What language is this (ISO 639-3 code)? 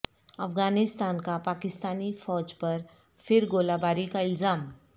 urd